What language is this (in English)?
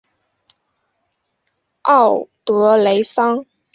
Chinese